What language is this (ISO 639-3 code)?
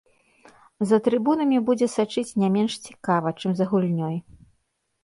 bel